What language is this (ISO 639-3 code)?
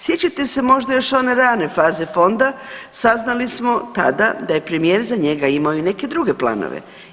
hrv